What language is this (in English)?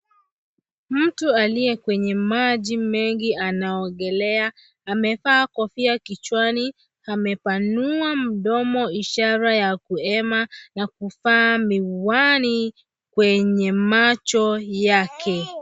Swahili